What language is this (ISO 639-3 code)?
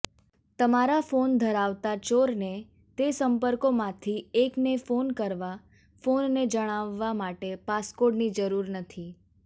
guj